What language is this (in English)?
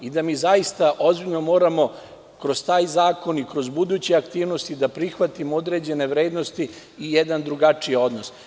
Serbian